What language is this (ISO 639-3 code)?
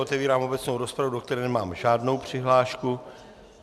ces